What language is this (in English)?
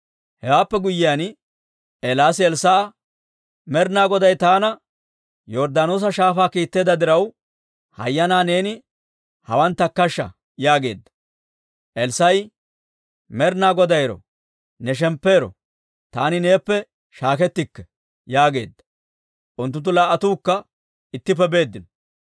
Dawro